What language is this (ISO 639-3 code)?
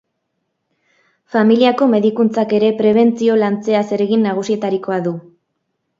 eus